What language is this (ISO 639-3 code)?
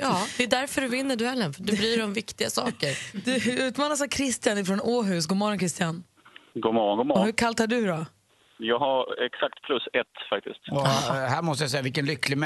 swe